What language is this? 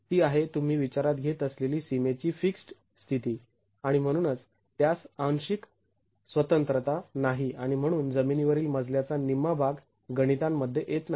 Marathi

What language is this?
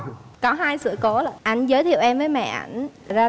Vietnamese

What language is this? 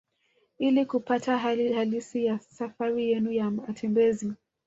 Swahili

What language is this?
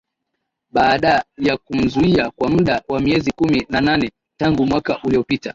Swahili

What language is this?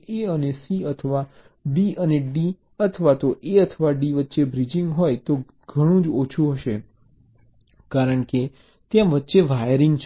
Gujarati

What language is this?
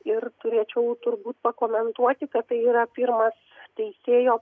Lithuanian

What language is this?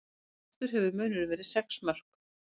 Icelandic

